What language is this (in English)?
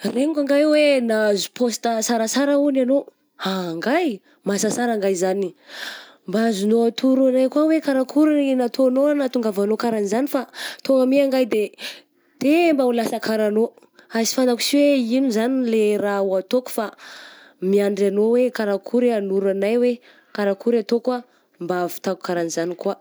Southern Betsimisaraka Malagasy